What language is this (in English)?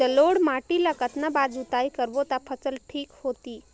Chhattisgarhi